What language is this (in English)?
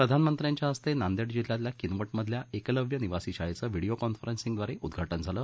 Marathi